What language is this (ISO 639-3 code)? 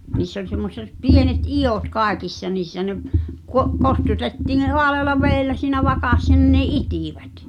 fin